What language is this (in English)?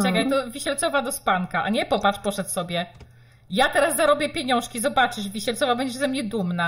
Polish